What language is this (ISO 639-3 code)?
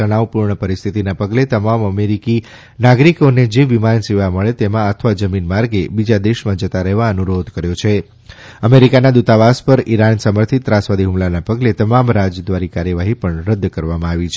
guj